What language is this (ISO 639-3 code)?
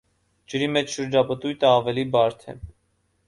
hye